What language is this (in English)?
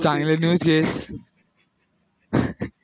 Marathi